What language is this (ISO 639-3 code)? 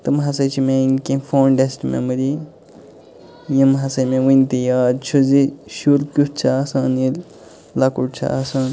kas